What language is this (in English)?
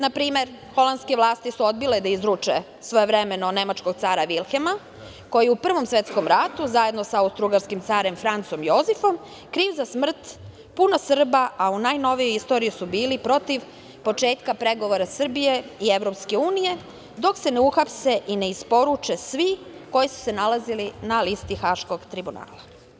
Serbian